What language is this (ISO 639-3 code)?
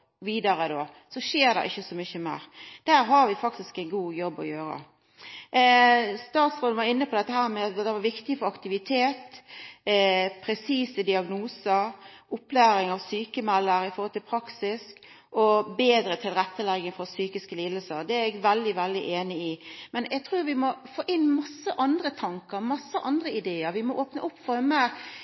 nno